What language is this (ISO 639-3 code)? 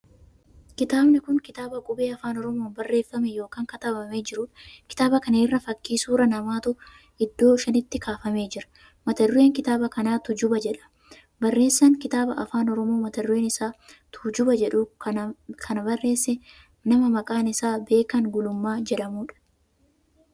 orm